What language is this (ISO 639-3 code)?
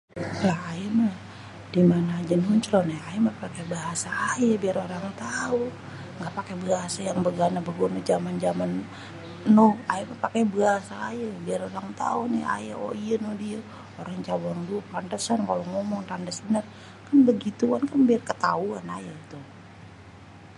bew